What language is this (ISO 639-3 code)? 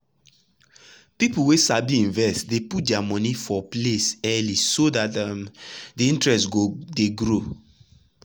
pcm